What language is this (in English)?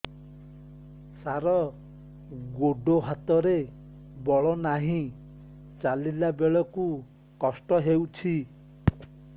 Odia